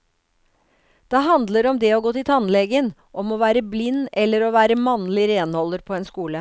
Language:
Norwegian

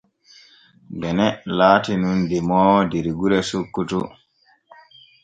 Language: Borgu Fulfulde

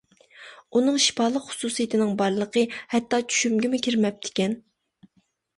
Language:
Uyghur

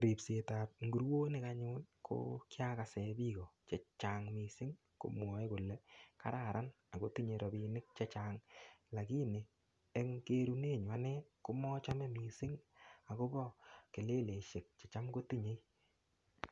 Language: Kalenjin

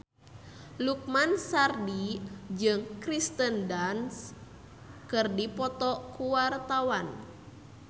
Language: Sundanese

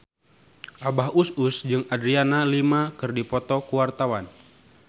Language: Sundanese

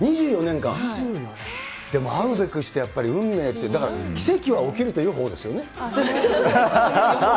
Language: Japanese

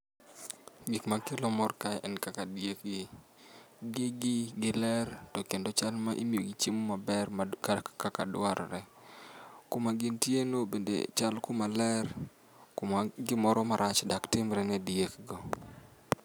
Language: Luo (Kenya and Tanzania)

